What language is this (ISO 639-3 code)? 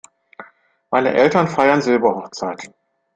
deu